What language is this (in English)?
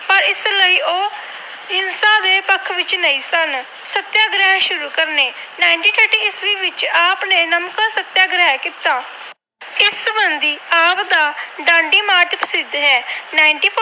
Punjabi